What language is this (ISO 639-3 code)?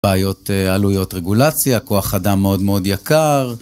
heb